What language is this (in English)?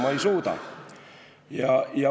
Estonian